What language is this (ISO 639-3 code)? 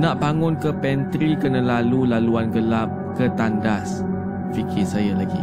msa